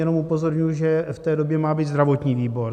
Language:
Czech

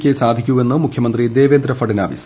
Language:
Malayalam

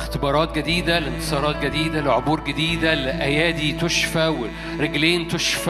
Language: Arabic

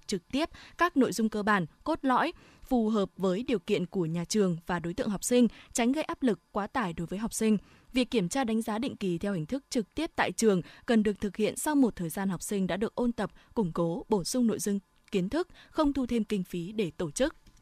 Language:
Vietnamese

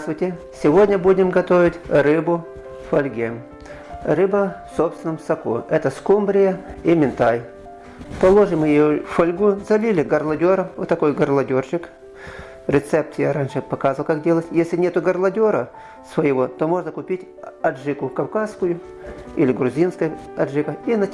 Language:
Russian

